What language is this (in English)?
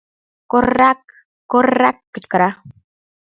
Mari